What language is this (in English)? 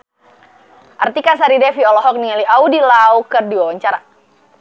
Sundanese